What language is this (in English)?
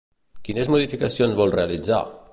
Catalan